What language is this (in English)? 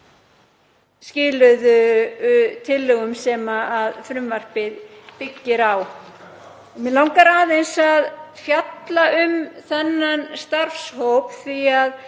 Icelandic